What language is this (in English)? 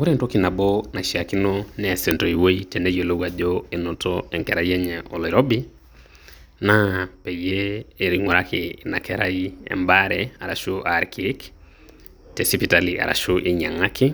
Masai